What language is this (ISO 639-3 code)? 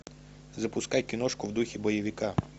rus